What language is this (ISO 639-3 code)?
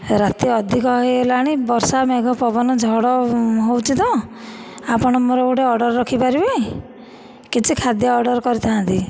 ori